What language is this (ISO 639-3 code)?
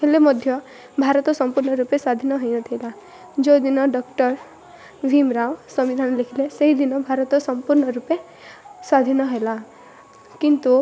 ori